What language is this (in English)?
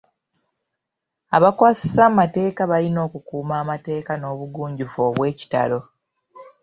Ganda